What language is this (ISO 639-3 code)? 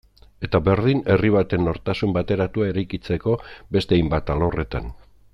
eus